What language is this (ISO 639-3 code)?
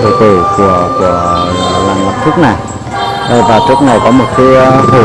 vie